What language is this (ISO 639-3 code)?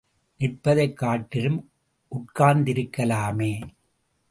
tam